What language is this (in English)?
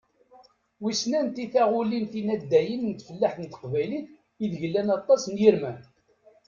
Kabyle